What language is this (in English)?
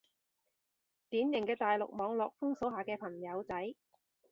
Cantonese